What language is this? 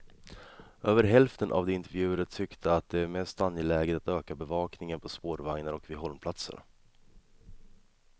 Swedish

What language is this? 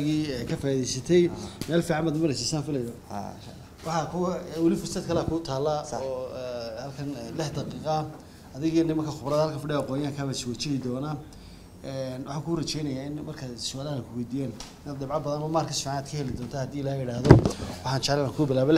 Arabic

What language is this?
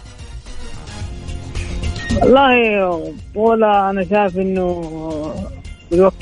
Arabic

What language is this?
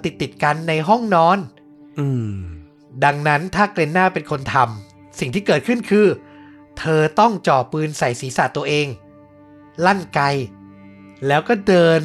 Thai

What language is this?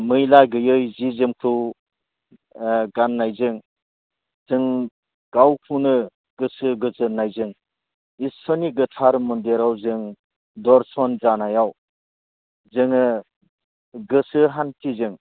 Bodo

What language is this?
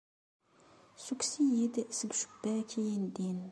Kabyle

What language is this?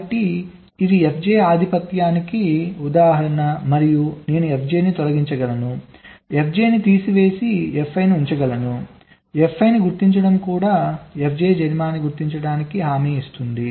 Telugu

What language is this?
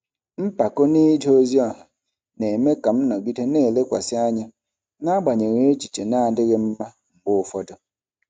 Igbo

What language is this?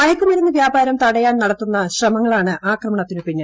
Malayalam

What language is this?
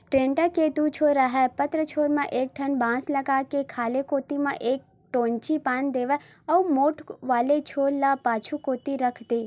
Chhattisgarhi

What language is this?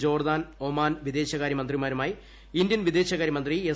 Malayalam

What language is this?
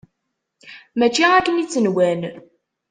Kabyle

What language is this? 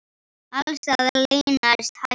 Icelandic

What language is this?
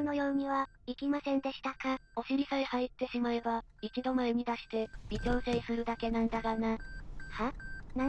Japanese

